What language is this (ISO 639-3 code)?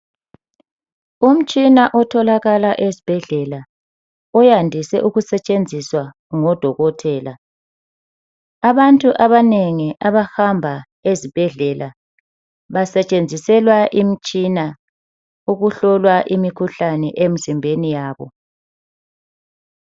nde